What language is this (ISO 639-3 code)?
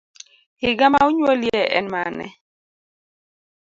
luo